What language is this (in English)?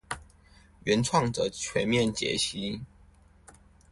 Chinese